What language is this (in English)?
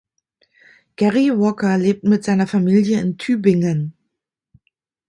German